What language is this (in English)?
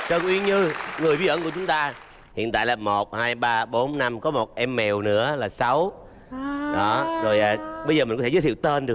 Vietnamese